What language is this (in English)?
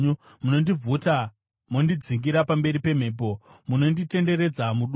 Shona